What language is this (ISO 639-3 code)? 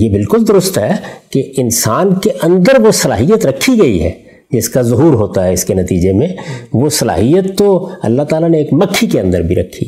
urd